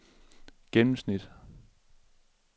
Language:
Danish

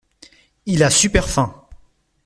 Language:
French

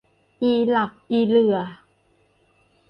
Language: Thai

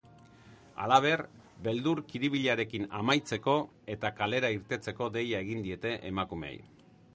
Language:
Basque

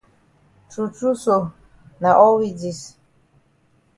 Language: Cameroon Pidgin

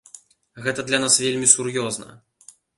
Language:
Belarusian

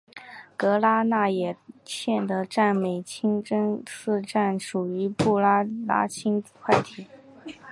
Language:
Chinese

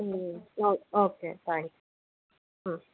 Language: Telugu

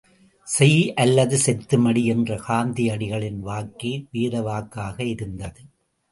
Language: Tamil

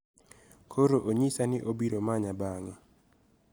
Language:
Luo (Kenya and Tanzania)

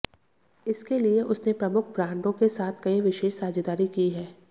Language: Hindi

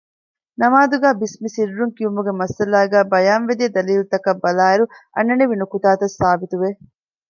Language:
Divehi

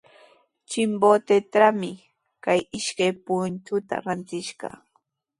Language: Sihuas Ancash Quechua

